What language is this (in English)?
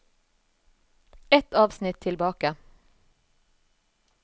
Norwegian